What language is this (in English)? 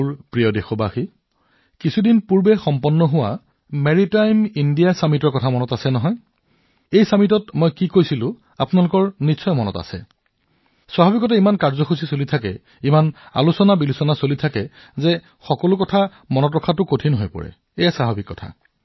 Assamese